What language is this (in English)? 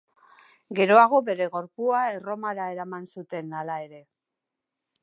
Basque